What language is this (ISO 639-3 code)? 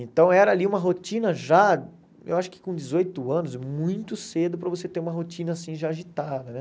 por